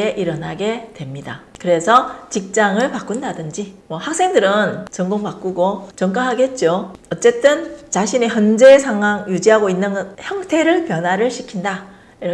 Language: Korean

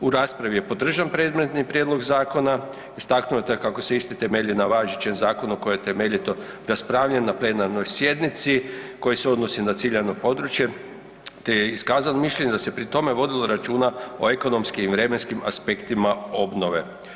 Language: Croatian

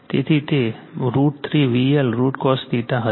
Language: Gujarati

